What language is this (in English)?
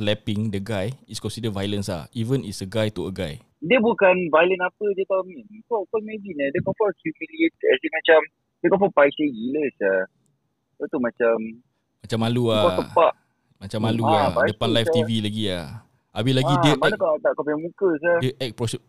Malay